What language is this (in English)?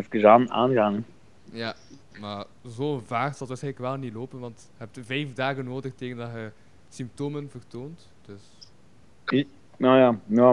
Dutch